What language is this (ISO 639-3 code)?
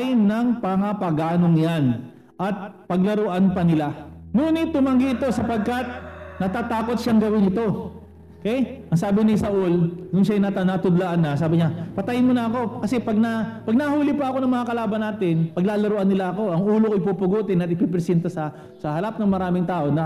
fil